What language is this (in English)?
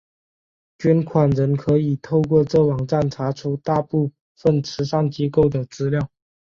Chinese